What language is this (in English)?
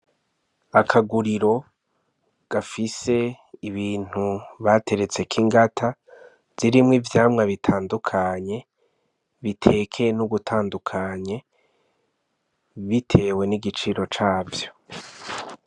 Rundi